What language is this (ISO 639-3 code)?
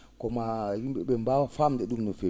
ful